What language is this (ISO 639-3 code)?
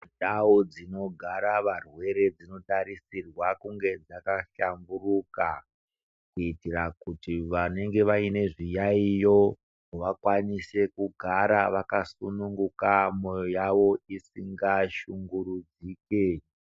ndc